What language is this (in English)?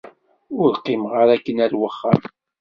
Kabyle